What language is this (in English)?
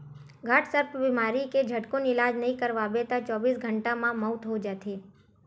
Chhattisgarhi